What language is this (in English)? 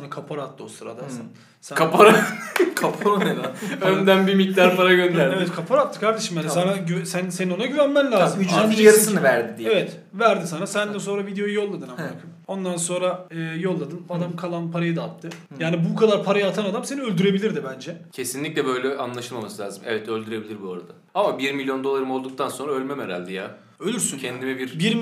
Turkish